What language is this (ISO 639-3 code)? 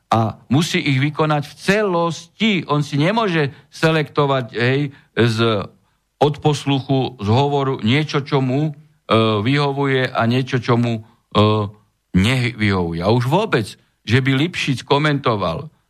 slk